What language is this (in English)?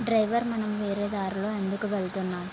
Telugu